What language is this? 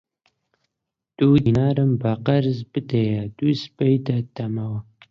Central Kurdish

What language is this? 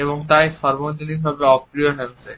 Bangla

